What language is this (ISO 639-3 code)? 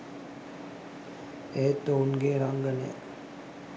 sin